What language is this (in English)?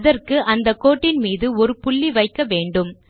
Tamil